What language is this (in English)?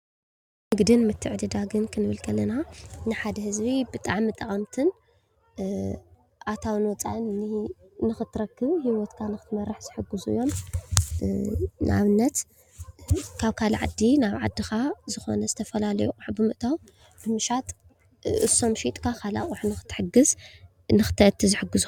Tigrinya